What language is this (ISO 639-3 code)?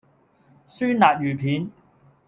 yue